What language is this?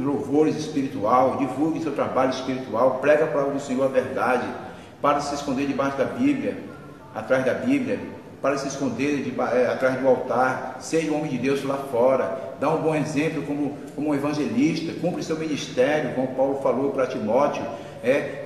Portuguese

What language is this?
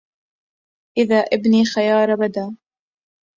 Arabic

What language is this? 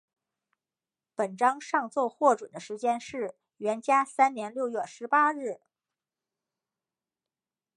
Chinese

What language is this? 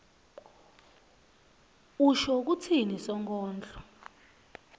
Swati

